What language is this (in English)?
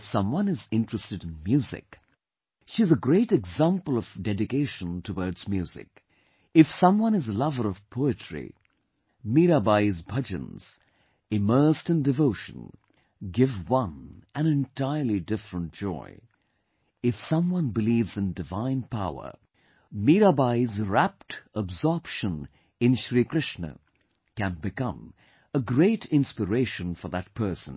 English